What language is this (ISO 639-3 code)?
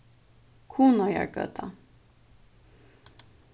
fao